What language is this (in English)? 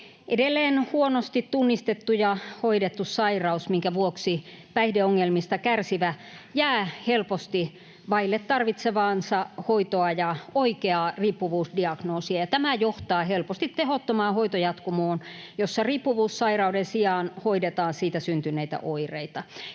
Finnish